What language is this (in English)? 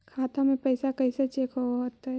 Magahi